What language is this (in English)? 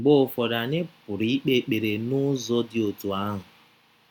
Igbo